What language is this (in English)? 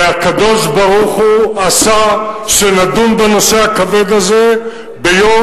Hebrew